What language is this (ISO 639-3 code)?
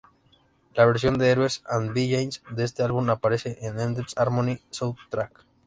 spa